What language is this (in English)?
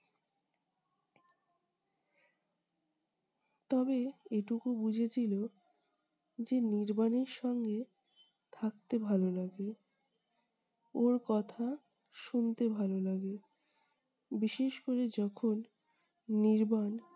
Bangla